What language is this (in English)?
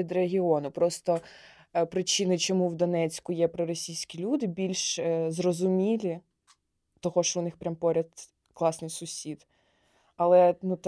Ukrainian